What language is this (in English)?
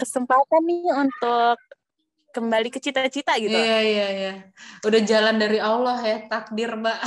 Indonesian